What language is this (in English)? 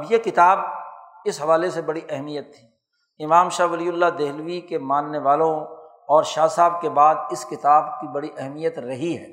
Urdu